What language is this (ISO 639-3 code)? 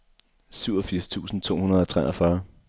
dan